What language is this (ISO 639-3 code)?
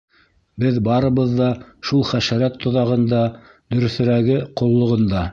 bak